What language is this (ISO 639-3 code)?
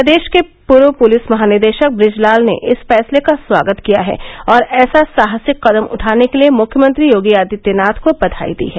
hin